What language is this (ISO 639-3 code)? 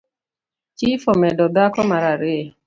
luo